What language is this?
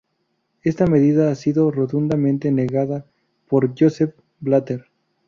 Spanish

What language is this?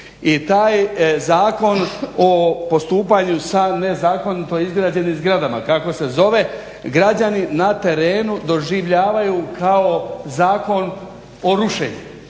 Croatian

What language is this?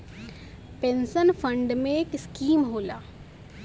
Bhojpuri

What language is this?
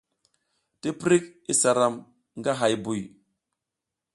South Giziga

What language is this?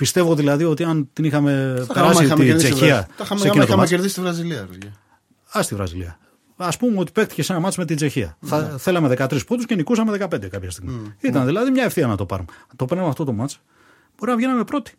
Greek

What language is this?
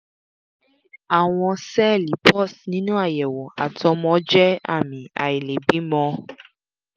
Yoruba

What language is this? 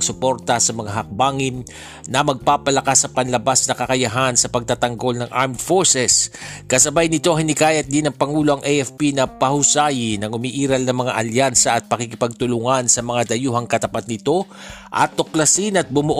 Filipino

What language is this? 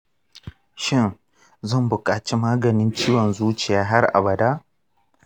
Hausa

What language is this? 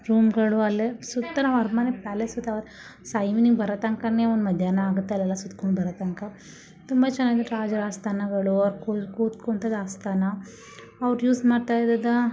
Kannada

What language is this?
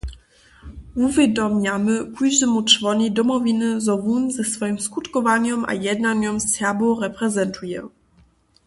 Upper Sorbian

